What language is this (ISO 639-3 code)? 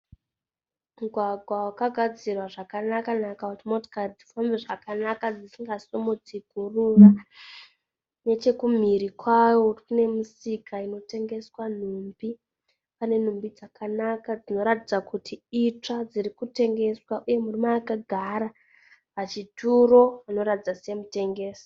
sna